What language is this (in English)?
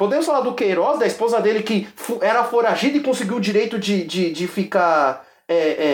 Portuguese